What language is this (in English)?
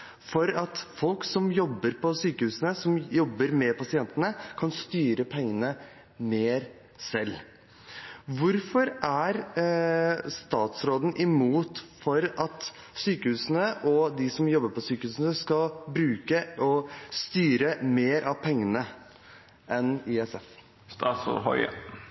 Norwegian Bokmål